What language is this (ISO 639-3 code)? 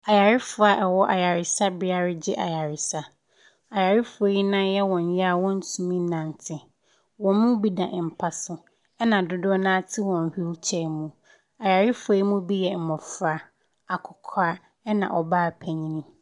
aka